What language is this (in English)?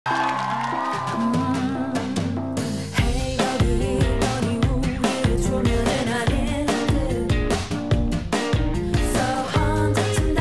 Latvian